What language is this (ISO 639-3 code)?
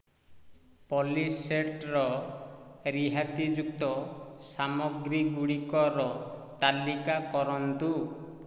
ori